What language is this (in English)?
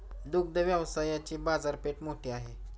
Marathi